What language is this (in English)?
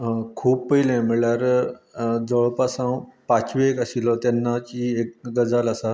Konkani